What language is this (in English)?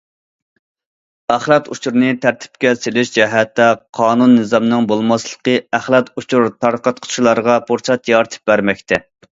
Uyghur